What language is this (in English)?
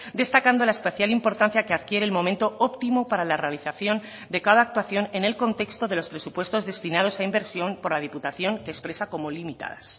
Spanish